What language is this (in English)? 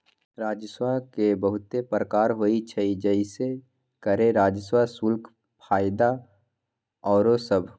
Magahi